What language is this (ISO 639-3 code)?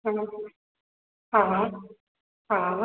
snd